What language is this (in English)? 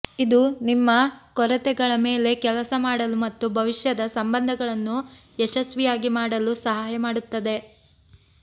Kannada